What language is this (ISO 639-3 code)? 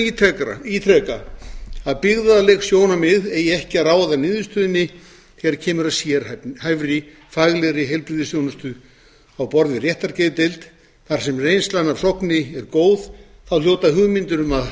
isl